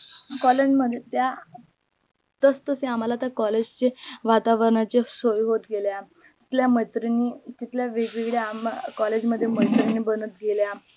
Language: Marathi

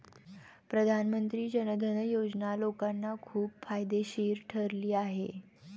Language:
Marathi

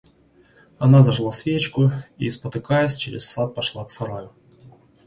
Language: Russian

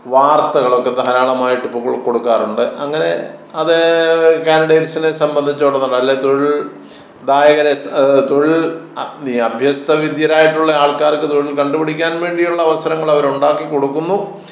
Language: Malayalam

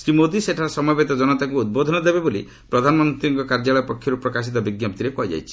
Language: Odia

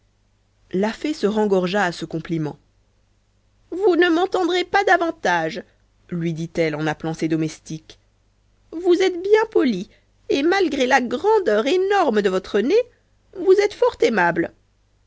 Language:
French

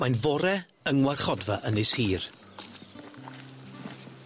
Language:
Welsh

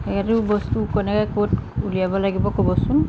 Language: Assamese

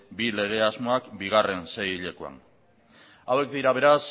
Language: Basque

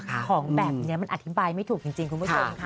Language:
Thai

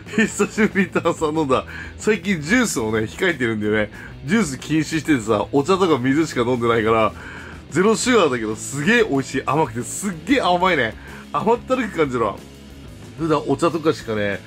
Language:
Japanese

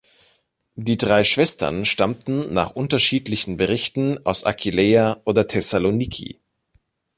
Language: German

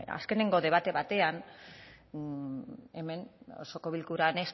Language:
Basque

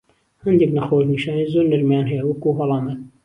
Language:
Central Kurdish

